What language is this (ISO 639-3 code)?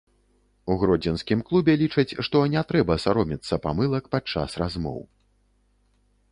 bel